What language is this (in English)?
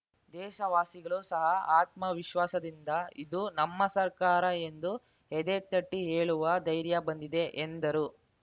Kannada